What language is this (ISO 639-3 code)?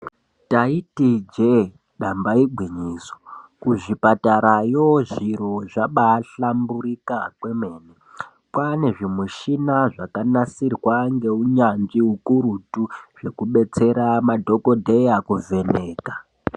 ndc